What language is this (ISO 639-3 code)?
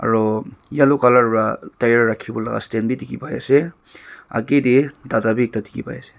nag